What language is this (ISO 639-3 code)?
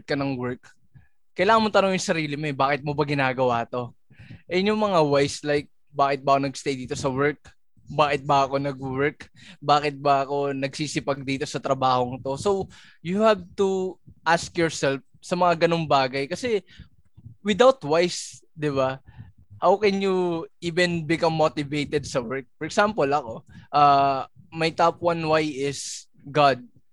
fil